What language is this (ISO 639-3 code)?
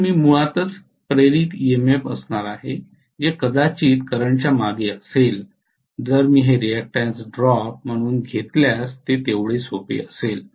mar